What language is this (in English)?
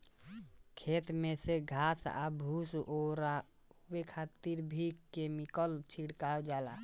Bhojpuri